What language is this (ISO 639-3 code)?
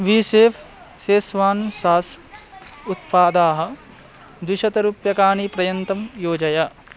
san